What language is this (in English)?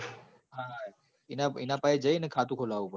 Gujarati